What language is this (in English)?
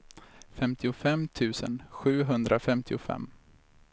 Swedish